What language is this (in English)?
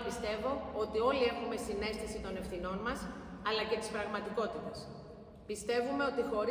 Greek